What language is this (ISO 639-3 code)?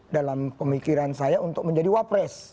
ind